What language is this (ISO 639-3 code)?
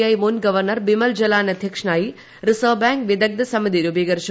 mal